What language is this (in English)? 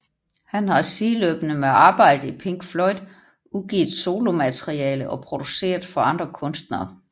Danish